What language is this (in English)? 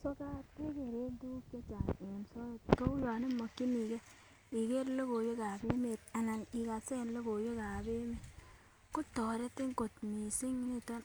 Kalenjin